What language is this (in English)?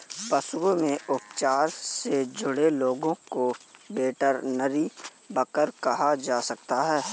Hindi